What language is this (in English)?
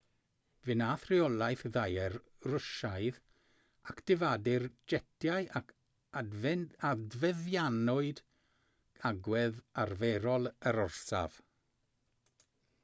Welsh